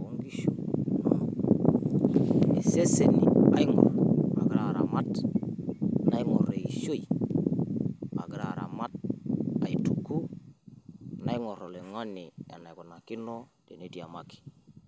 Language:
Masai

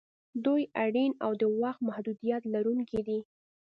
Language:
Pashto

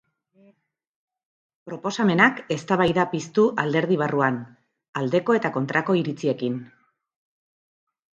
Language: Basque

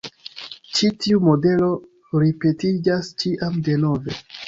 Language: Esperanto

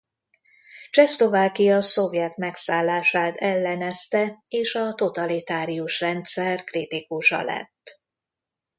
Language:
Hungarian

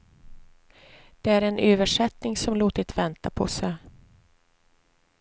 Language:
Swedish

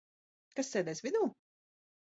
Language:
Latvian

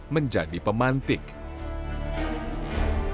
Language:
Indonesian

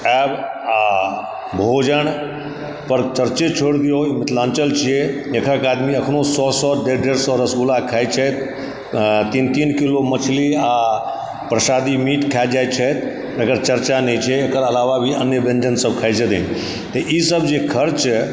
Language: Maithili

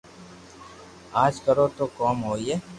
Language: Loarki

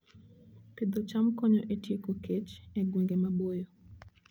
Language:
Luo (Kenya and Tanzania)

